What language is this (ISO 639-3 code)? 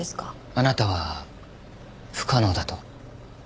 jpn